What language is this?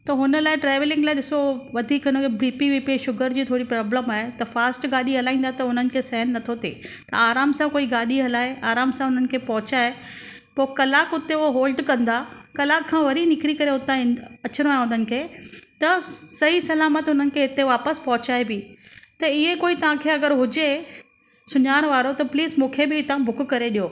Sindhi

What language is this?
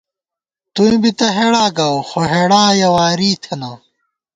Gawar-Bati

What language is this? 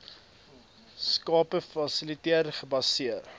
Afrikaans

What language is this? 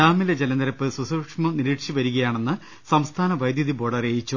Malayalam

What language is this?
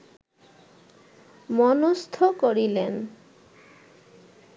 Bangla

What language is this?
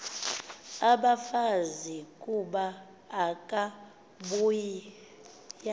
Xhosa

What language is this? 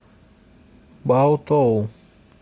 Russian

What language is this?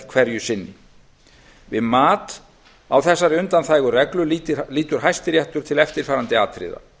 Icelandic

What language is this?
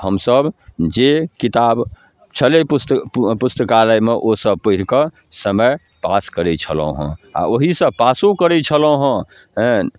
Maithili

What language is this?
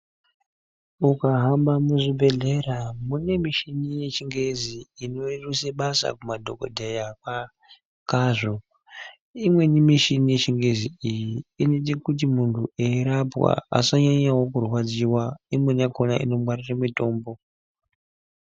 Ndau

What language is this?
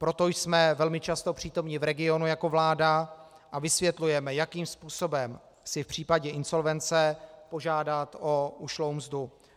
Czech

